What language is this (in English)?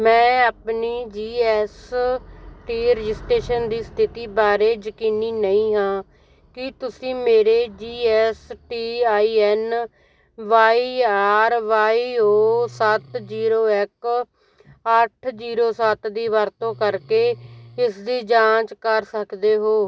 Punjabi